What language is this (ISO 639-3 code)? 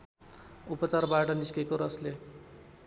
nep